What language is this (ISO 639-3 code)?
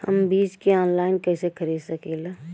bho